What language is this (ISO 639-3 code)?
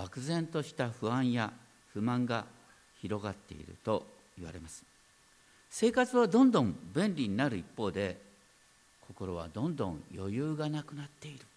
jpn